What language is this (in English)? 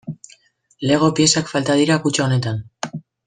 Basque